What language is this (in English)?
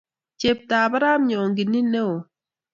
Kalenjin